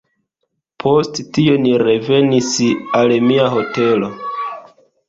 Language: Esperanto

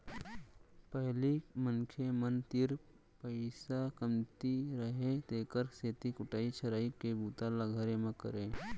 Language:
Chhattisgarhi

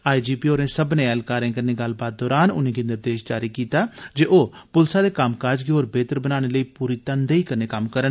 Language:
Dogri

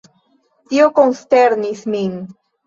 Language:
Esperanto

